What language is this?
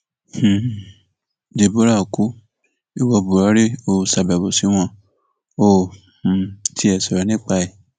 Yoruba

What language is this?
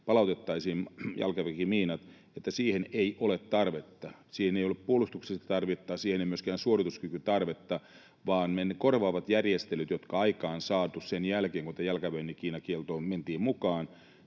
Finnish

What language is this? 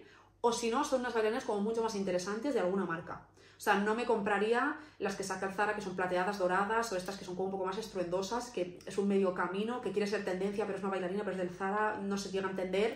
Spanish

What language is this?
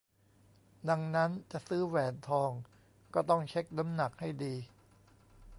Thai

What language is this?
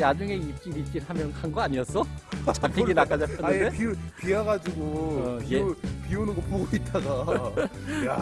Korean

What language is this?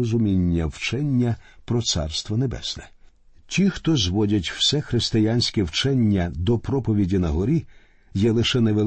Ukrainian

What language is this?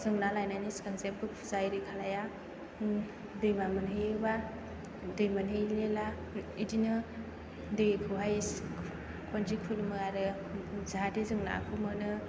Bodo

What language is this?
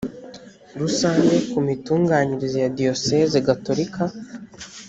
Kinyarwanda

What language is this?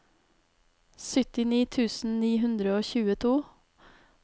Norwegian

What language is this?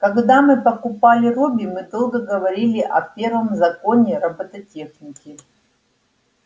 Russian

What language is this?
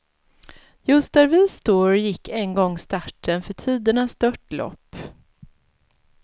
Swedish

